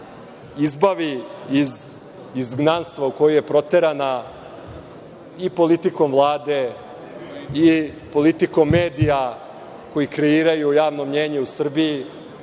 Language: Serbian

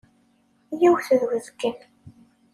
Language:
Kabyle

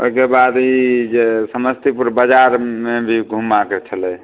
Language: Maithili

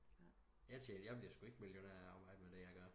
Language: Danish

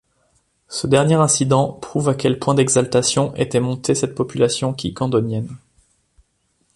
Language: French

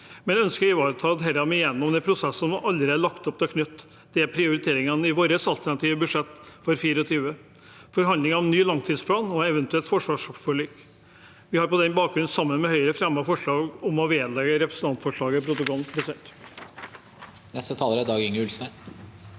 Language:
Norwegian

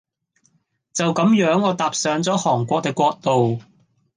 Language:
Cantonese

